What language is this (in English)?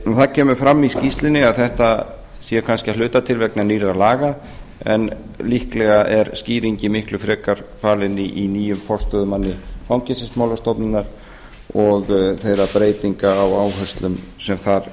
Icelandic